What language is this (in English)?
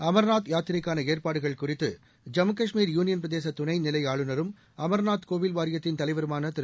Tamil